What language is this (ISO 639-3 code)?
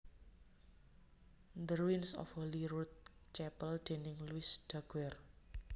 jav